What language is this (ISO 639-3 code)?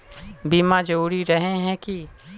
mag